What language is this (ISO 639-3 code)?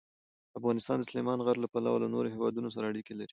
pus